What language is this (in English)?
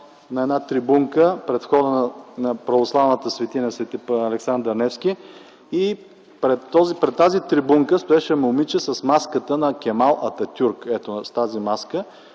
Bulgarian